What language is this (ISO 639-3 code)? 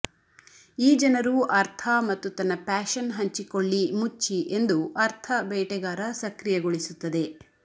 kan